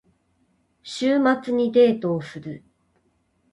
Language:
Japanese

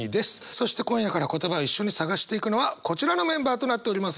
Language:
Japanese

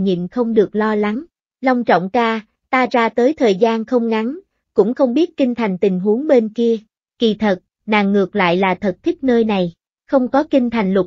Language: Vietnamese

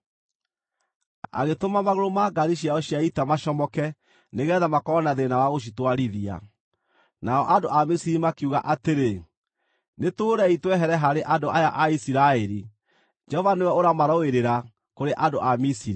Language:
Kikuyu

